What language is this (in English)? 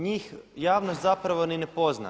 Croatian